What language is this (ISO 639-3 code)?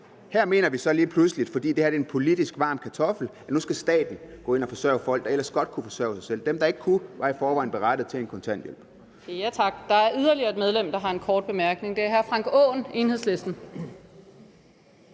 dan